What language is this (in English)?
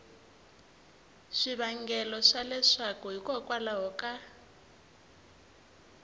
Tsonga